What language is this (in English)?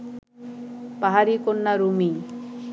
Bangla